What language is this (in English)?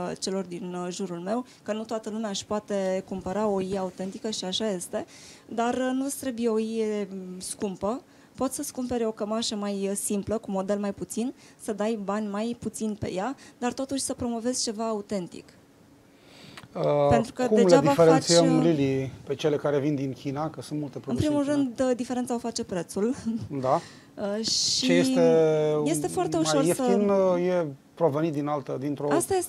Romanian